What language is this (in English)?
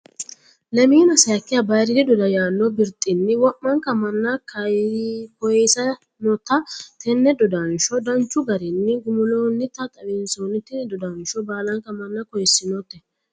Sidamo